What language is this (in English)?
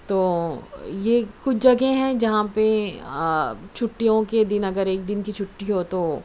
Urdu